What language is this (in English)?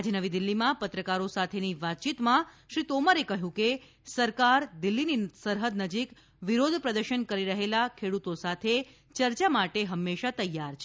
Gujarati